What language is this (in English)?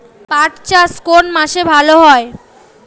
Bangla